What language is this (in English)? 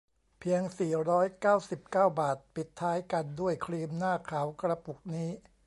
Thai